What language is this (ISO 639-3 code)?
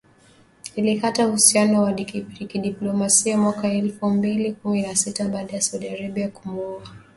swa